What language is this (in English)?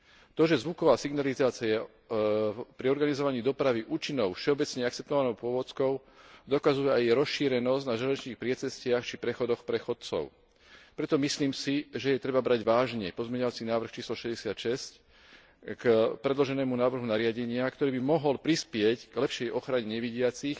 Slovak